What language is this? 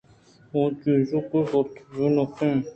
Eastern Balochi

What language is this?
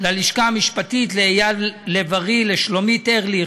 Hebrew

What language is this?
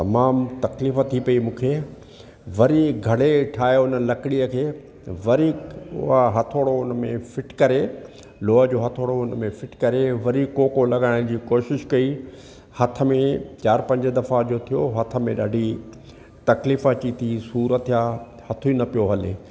Sindhi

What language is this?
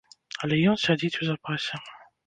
Belarusian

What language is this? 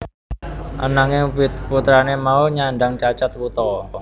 Javanese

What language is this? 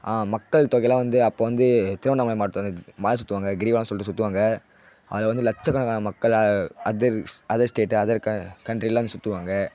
Tamil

